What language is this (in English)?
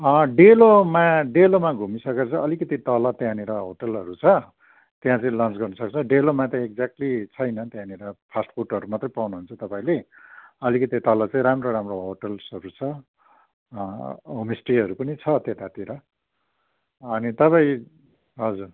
Nepali